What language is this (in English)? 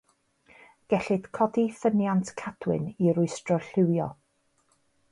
Welsh